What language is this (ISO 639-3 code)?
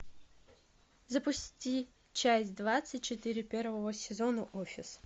rus